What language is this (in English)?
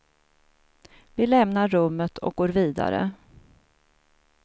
Swedish